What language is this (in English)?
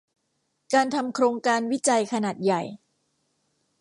Thai